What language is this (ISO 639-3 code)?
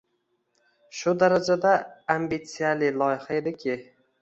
uzb